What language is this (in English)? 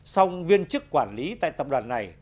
Vietnamese